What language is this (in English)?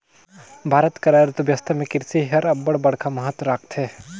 Chhattisgarhi